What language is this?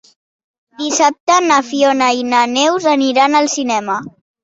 Catalan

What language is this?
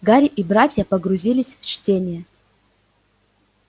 Russian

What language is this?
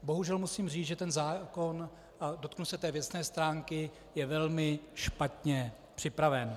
Czech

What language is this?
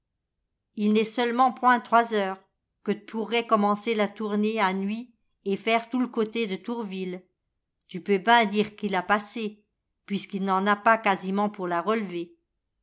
French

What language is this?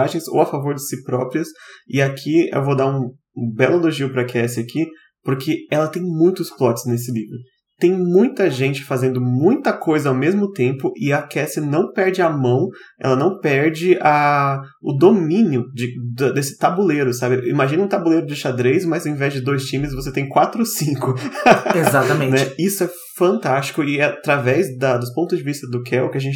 Portuguese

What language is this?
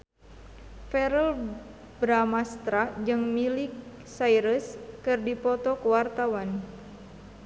Sundanese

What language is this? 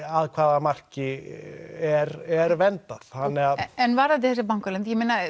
Icelandic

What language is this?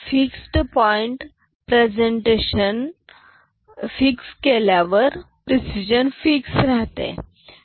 Marathi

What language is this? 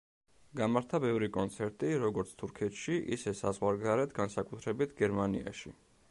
Georgian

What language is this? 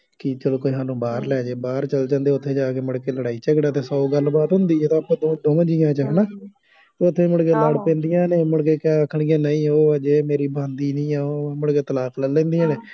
Punjabi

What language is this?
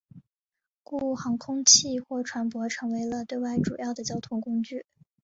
Chinese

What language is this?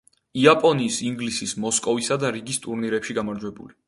Georgian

